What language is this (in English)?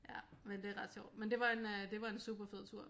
Danish